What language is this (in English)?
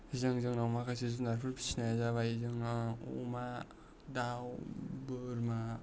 Bodo